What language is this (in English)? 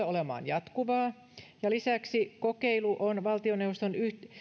Finnish